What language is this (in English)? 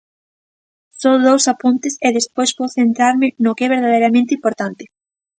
Galician